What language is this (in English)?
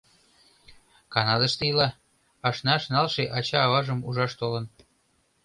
Mari